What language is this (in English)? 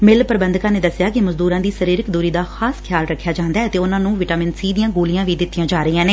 Punjabi